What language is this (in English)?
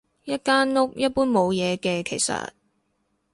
Cantonese